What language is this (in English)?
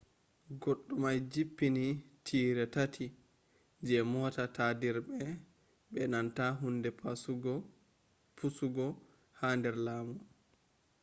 Fula